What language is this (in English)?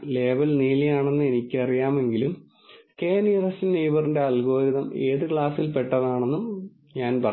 Malayalam